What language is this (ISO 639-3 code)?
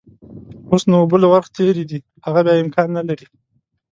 pus